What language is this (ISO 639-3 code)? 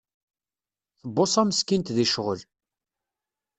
kab